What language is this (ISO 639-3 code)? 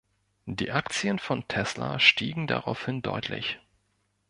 deu